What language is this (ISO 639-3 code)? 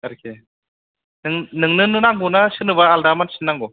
brx